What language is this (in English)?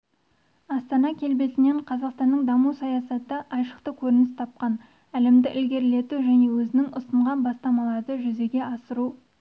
Kazakh